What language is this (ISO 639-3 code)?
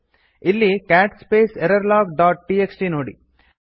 kan